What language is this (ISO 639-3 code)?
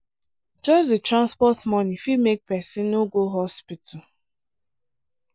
pcm